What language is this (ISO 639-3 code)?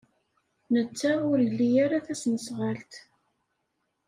kab